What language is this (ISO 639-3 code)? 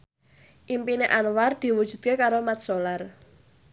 jav